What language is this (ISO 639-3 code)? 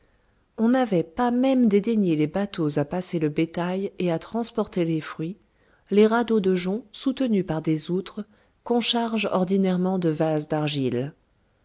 fra